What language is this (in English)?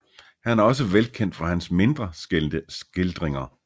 Danish